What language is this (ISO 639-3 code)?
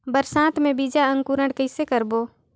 hne